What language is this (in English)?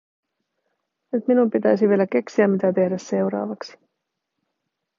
Finnish